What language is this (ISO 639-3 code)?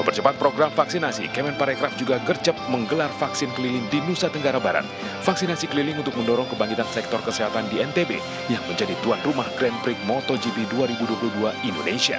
ind